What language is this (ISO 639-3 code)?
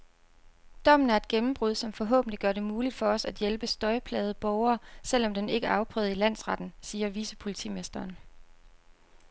dan